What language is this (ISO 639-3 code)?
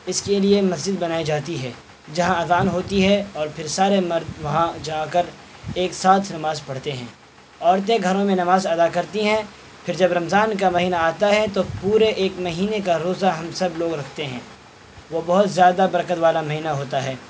urd